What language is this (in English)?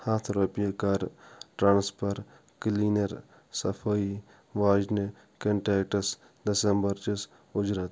Kashmiri